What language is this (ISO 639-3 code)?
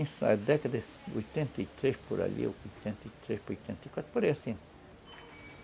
por